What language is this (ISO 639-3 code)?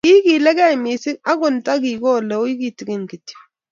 kln